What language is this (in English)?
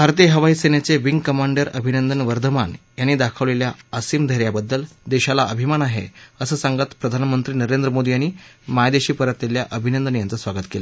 Marathi